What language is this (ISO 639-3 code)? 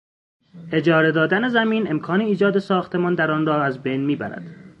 fas